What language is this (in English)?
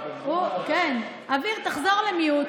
Hebrew